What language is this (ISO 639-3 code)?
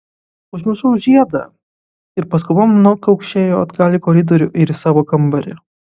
lit